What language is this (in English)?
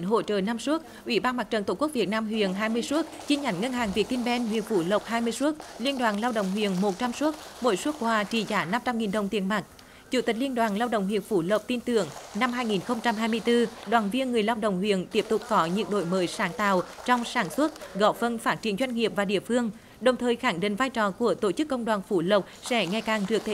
Vietnamese